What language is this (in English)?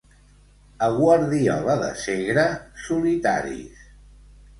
Catalan